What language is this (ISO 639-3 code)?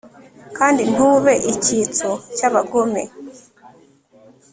kin